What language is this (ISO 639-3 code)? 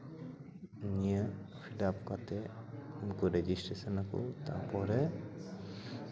sat